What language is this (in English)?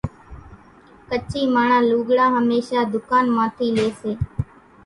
Kachi Koli